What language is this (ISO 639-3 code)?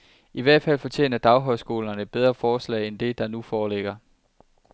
dan